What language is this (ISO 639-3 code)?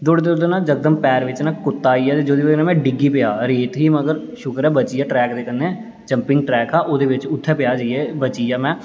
doi